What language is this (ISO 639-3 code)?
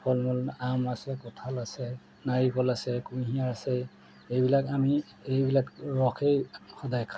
asm